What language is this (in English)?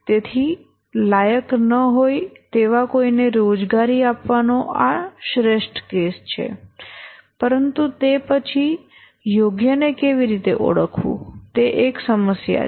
Gujarati